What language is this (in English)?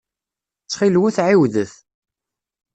Kabyle